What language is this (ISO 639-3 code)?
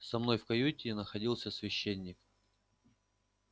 rus